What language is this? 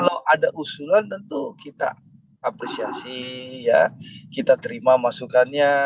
Indonesian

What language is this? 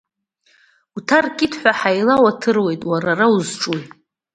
Abkhazian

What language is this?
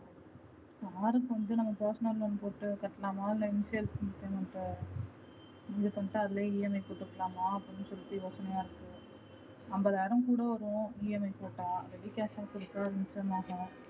Tamil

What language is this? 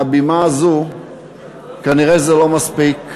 Hebrew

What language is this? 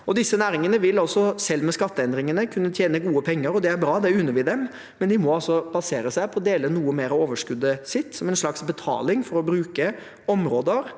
Norwegian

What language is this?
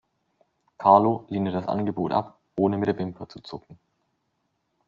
German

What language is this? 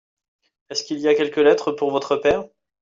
French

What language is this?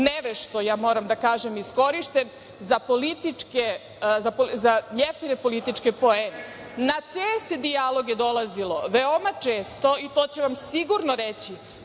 Serbian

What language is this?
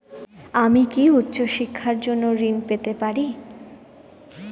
Bangla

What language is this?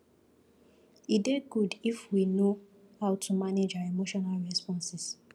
Nigerian Pidgin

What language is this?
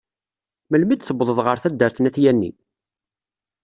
Kabyle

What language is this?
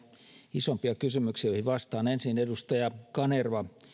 Finnish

